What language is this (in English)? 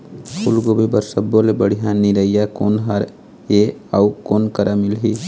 Chhattisgarhi